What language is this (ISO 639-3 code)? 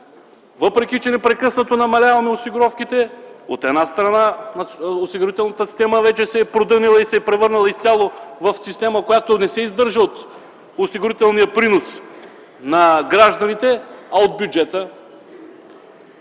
bul